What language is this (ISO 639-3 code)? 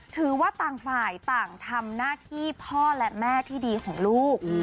tha